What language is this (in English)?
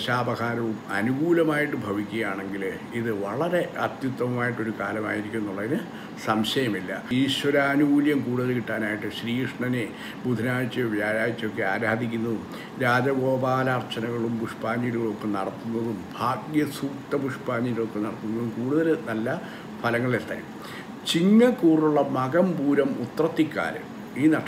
Hindi